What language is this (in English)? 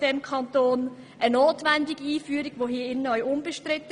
Swiss German